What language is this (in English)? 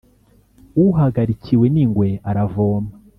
Kinyarwanda